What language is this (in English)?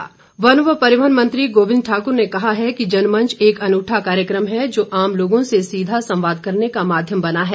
Hindi